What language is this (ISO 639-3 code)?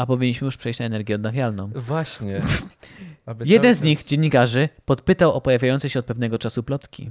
pol